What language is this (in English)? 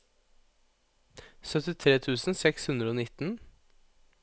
Norwegian